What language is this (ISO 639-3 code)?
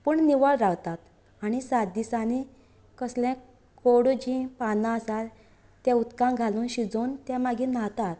kok